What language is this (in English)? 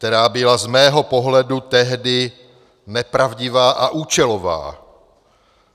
Czech